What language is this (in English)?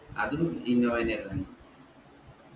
Malayalam